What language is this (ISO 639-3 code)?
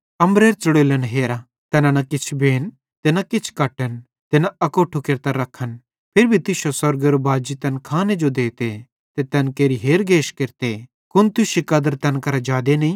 bhd